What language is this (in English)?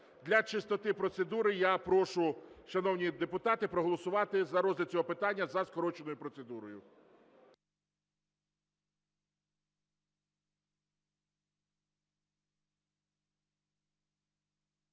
Ukrainian